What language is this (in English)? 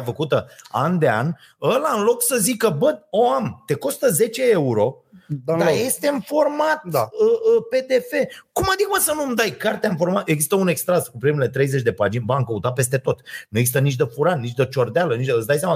Romanian